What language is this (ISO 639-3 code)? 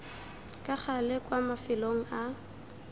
tsn